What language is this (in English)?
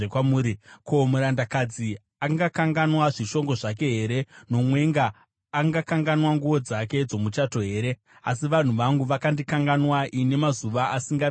Shona